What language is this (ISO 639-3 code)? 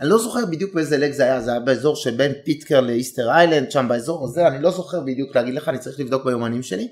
heb